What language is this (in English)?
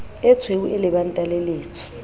Southern Sotho